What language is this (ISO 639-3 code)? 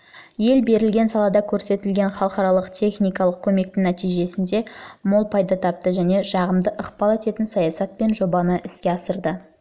kaz